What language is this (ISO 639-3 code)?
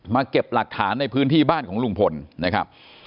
tha